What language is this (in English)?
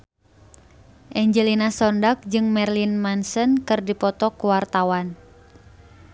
Sundanese